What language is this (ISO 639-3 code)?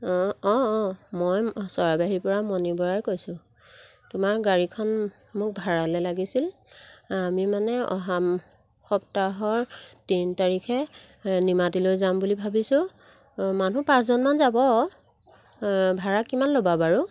asm